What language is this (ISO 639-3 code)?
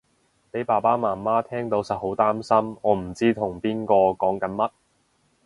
yue